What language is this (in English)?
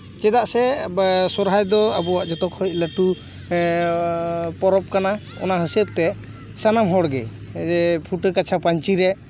Santali